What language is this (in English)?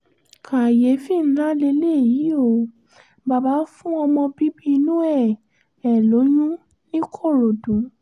Yoruba